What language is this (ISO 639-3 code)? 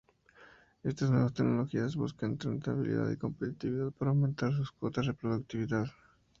spa